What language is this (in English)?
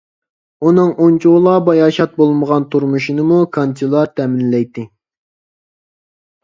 Uyghur